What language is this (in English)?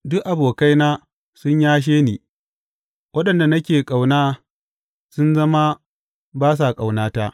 Hausa